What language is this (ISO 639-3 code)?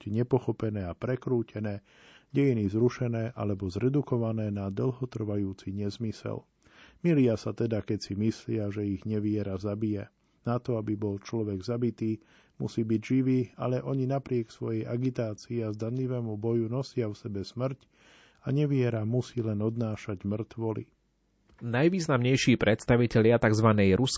slk